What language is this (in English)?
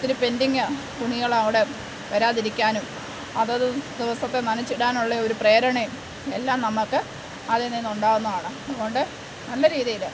Malayalam